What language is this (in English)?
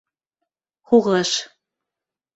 Bashkir